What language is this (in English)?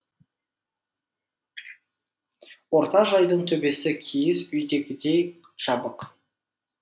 Kazakh